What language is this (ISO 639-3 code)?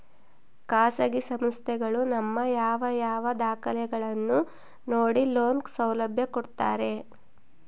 kan